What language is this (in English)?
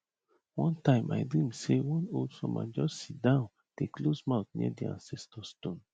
Nigerian Pidgin